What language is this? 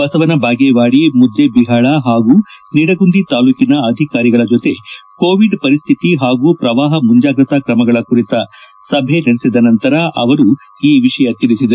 Kannada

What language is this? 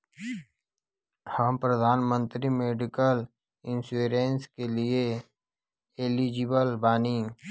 Bhojpuri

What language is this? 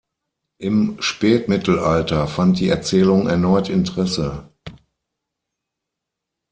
German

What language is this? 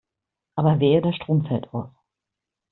German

